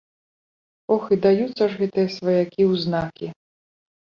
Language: Belarusian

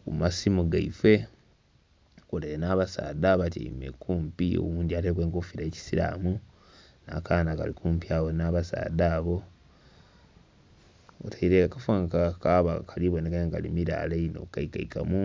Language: Soga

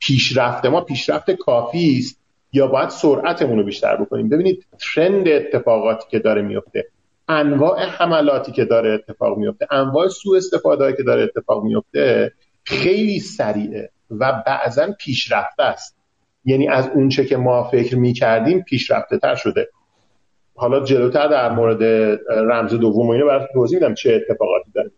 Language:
Persian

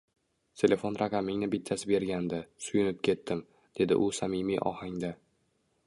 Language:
Uzbek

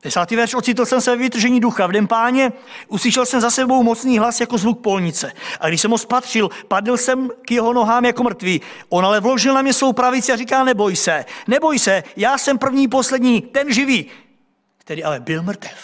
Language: Czech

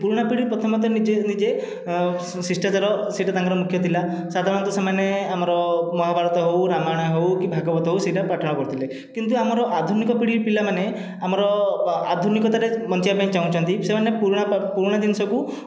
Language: Odia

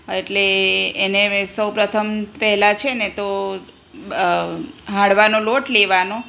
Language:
Gujarati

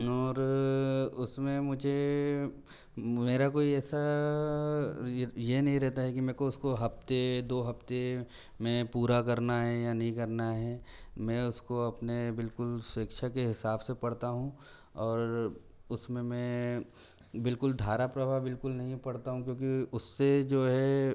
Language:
Hindi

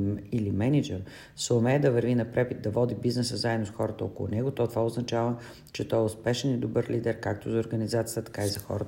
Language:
Bulgarian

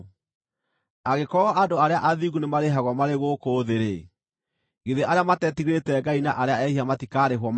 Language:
Kikuyu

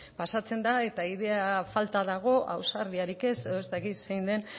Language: Basque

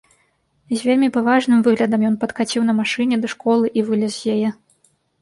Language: Belarusian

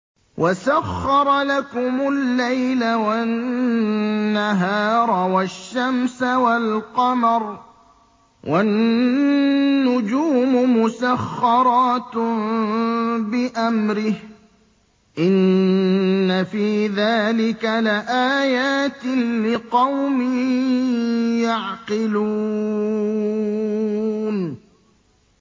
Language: Arabic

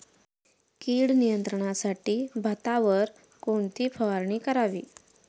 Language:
Marathi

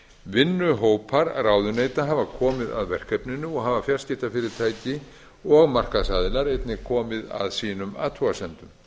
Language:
Icelandic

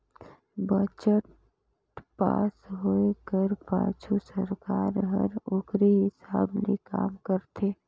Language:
Chhattisgarhi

